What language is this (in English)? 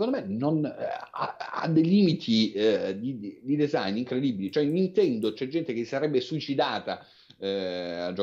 Italian